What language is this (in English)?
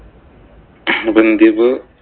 Malayalam